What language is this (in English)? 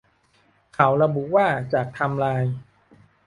Thai